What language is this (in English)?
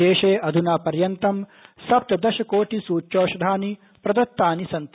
Sanskrit